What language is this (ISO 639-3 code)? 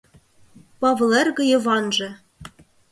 chm